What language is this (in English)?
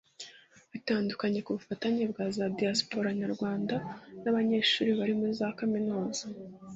Kinyarwanda